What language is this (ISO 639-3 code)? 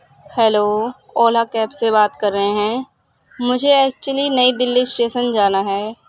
urd